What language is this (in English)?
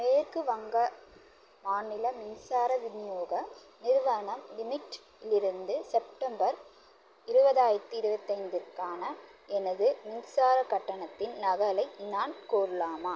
Tamil